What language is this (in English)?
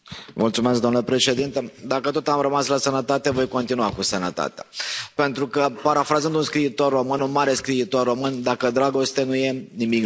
Romanian